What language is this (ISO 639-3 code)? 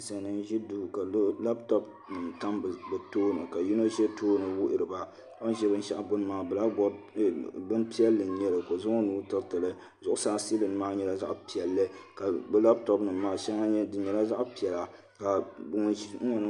dag